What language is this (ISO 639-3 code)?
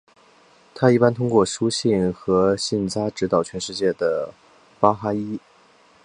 zho